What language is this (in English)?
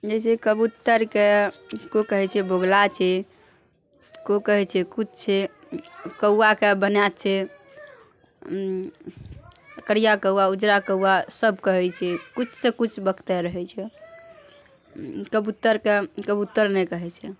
Maithili